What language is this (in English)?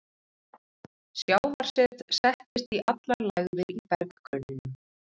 Icelandic